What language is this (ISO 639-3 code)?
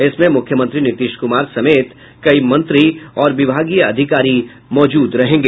hin